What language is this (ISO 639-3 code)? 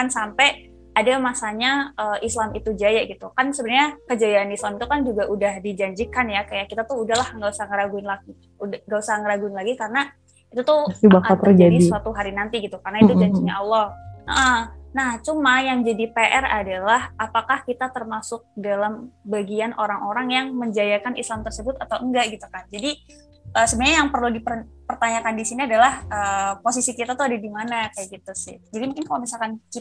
ind